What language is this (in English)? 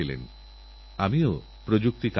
Bangla